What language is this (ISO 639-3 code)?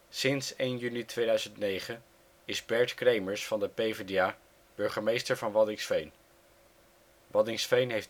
nld